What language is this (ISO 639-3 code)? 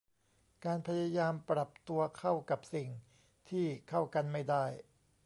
tha